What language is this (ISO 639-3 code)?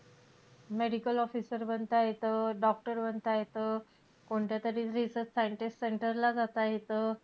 mar